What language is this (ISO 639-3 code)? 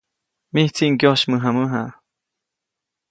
zoc